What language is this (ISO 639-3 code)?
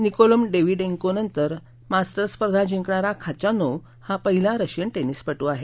mar